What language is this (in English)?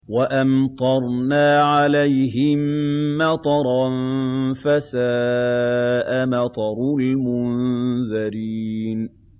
Arabic